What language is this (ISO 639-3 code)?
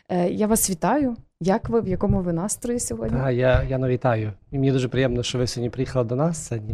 ukr